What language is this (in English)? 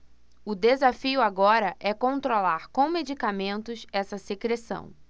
Portuguese